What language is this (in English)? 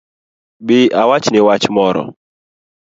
Luo (Kenya and Tanzania)